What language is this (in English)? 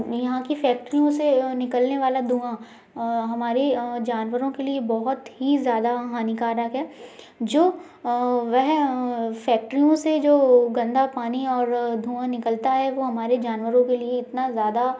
Hindi